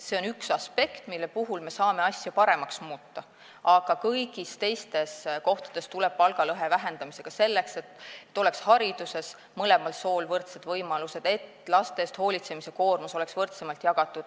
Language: Estonian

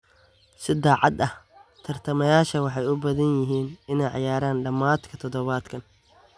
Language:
Somali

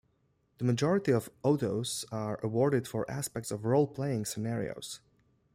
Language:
English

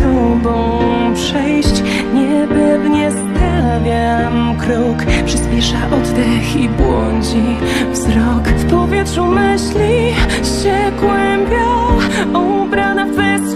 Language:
Polish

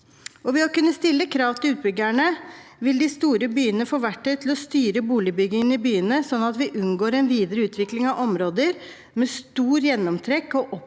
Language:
Norwegian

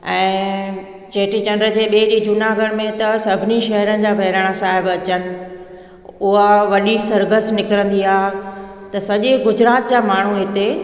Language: Sindhi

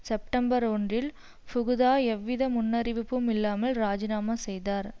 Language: Tamil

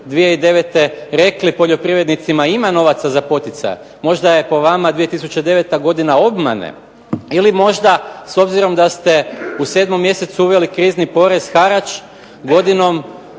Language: Croatian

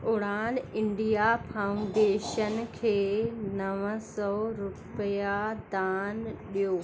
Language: Sindhi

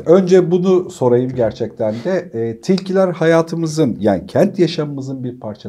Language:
Turkish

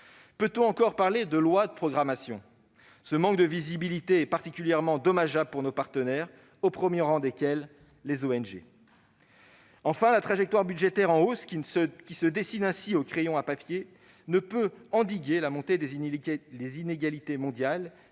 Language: French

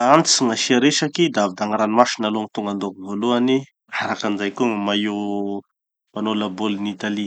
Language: Tanosy Malagasy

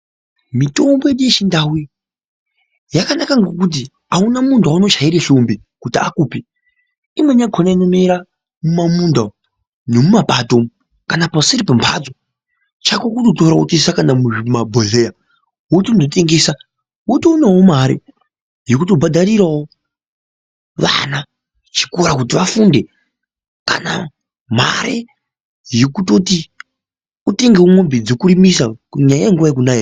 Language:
Ndau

